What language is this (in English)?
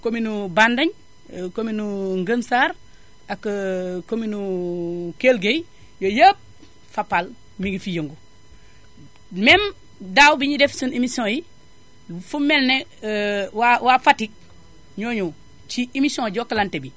Wolof